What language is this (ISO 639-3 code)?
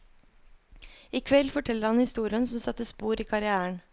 nor